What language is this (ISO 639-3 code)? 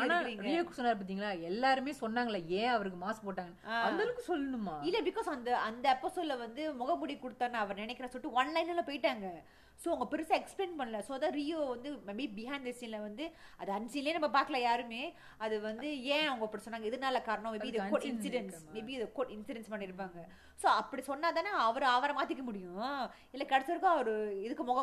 tam